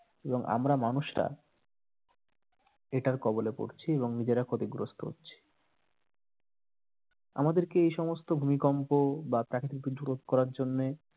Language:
Bangla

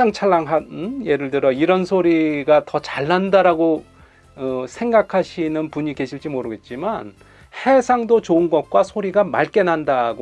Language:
Korean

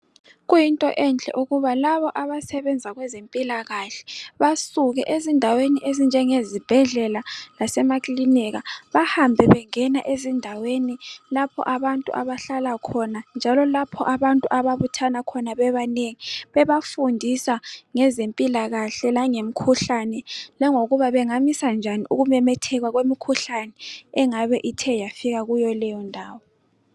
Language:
North Ndebele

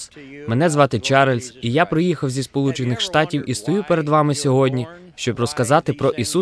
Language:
Ukrainian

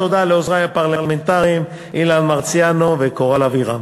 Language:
Hebrew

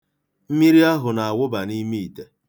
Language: Igbo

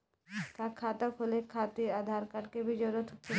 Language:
Bhojpuri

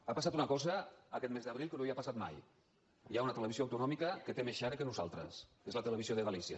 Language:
Catalan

